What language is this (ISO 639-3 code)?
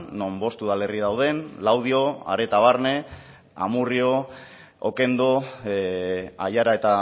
eus